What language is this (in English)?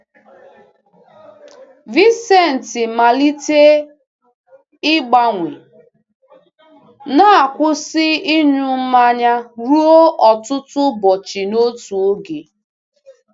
Igbo